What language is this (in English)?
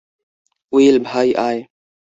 Bangla